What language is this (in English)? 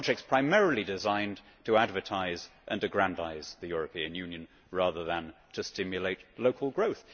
English